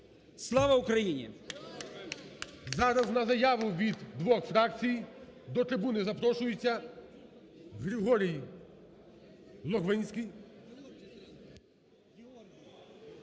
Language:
Ukrainian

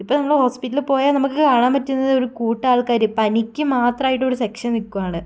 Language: Malayalam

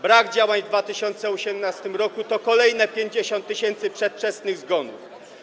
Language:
Polish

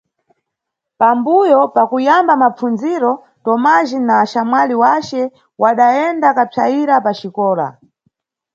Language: Nyungwe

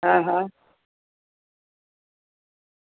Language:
Gujarati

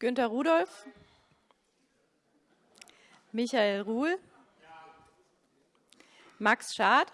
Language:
German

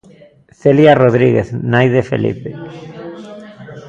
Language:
Galician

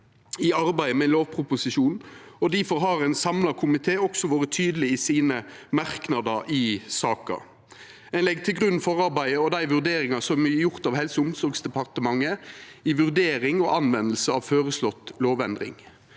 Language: Norwegian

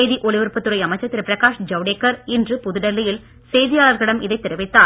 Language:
Tamil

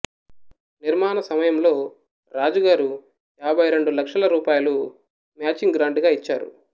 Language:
Telugu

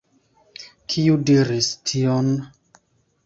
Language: Esperanto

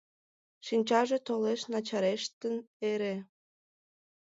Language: Mari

